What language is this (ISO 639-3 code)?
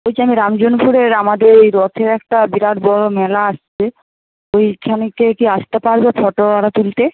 ben